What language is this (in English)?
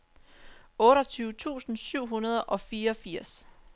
Danish